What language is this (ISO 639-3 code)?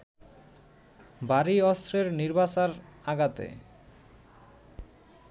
ben